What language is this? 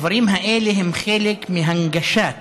Hebrew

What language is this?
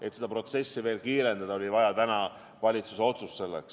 Estonian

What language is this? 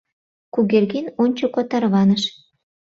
Mari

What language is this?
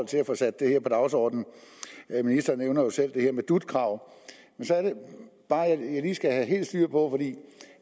Danish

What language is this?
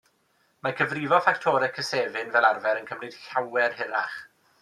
Welsh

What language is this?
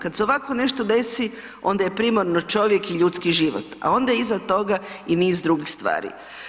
Croatian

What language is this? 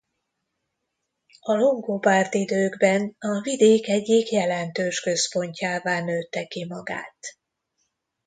Hungarian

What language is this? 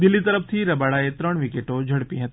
Gujarati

